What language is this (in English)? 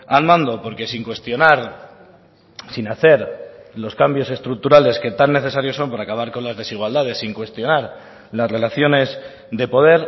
Spanish